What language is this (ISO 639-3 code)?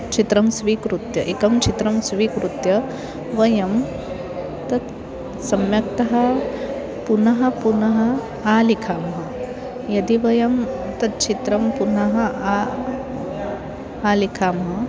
san